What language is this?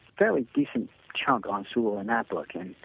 English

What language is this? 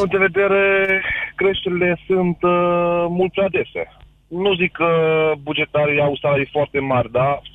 Romanian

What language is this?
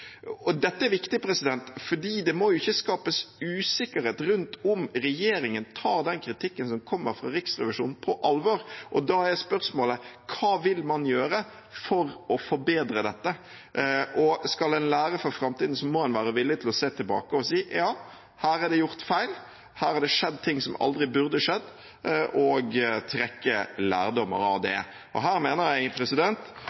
Norwegian Bokmål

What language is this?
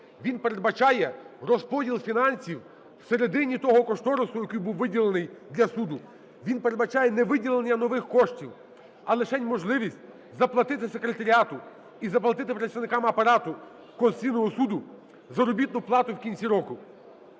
Ukrainian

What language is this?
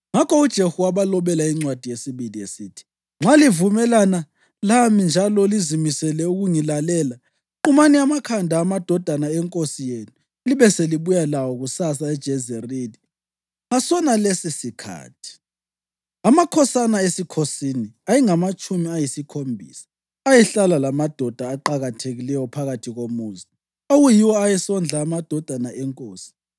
North Ndebele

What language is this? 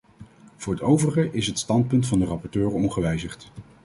Dutch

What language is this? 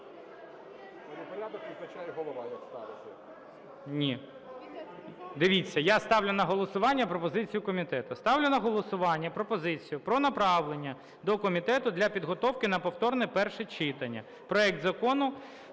Ukrainian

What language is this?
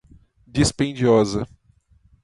Portuguese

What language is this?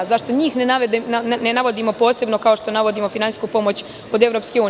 Serbian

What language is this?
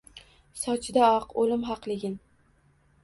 Uzbek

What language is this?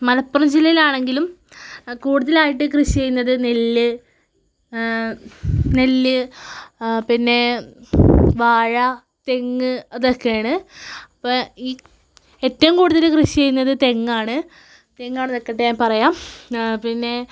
Malayalam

